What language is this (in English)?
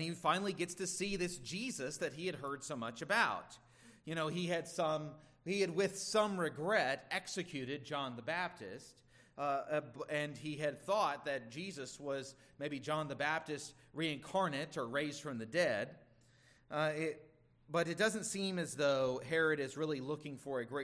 English